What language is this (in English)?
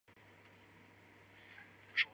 Chinese